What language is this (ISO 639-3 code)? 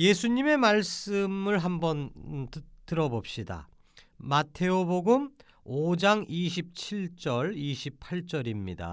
kor